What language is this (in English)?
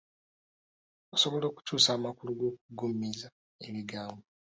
Ganda